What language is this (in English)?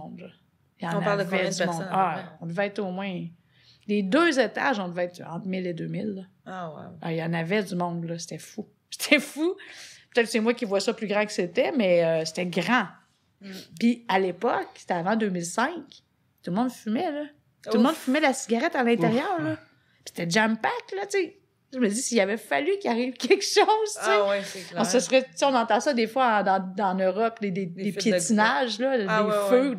French